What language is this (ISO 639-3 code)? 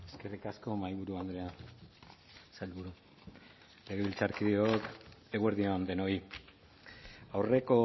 eus